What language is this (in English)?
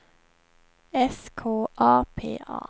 Swedish